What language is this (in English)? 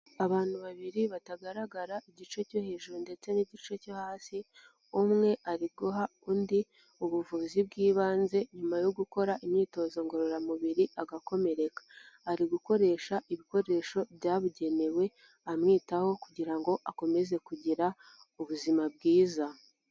Kinyarwanda